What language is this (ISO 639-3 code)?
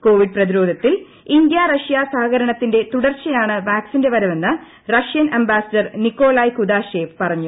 mal